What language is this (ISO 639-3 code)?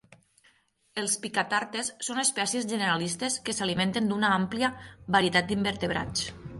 cat